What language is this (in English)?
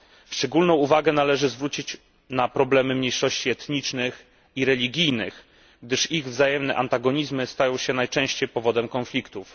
Polish